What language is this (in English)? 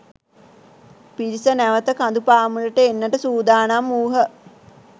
Sinhala